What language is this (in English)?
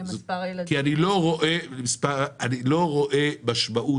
Hebrew